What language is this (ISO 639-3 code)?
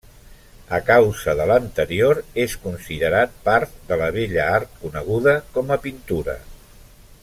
cat